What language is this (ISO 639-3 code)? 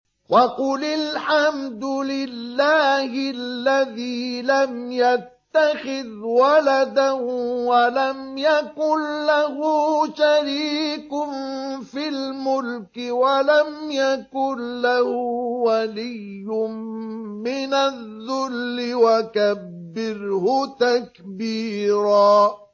ara